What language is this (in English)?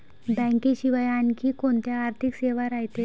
Marathi